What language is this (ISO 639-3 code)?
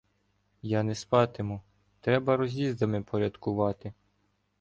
ukr